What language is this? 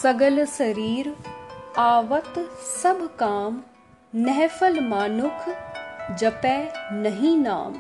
Hindi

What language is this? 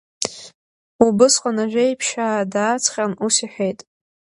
Abkhazian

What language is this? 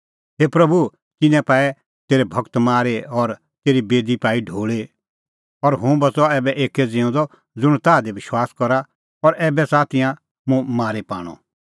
Kullu Pahari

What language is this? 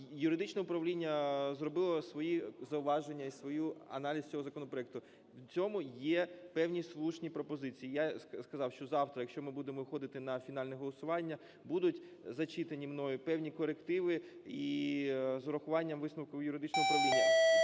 Ukrainian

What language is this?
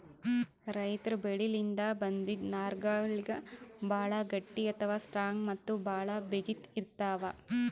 Kannada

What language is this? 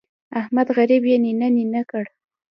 Pashto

